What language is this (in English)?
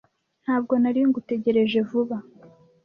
Kinyarwanda